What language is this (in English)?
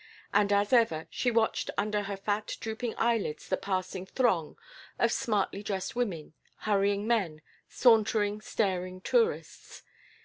English